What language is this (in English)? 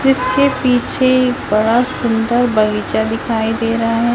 Hindi